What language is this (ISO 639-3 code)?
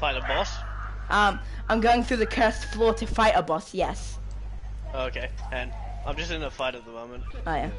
eng